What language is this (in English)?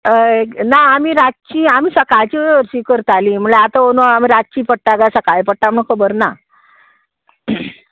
Konkani